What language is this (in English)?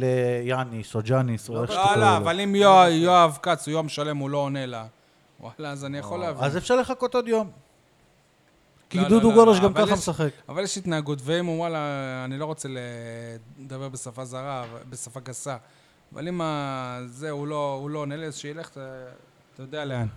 Hebrew